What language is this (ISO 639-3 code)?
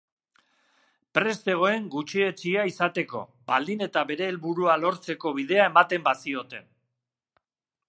eus